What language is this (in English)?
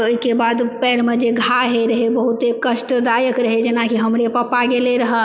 Maithili